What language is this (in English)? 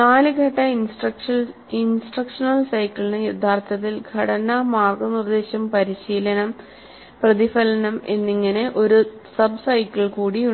Malayalam